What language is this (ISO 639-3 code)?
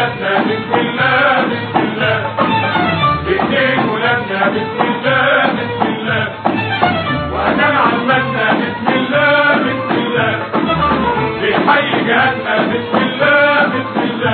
ara